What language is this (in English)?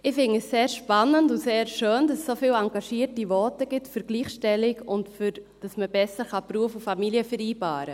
Swiss German